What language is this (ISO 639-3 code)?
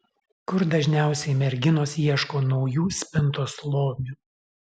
lit